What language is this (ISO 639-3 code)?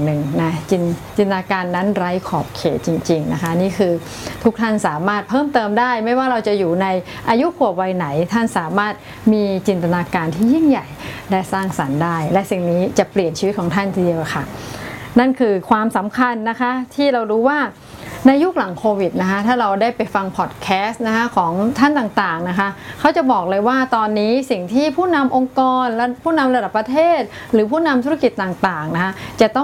tha